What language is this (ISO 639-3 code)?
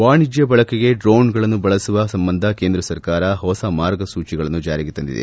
kan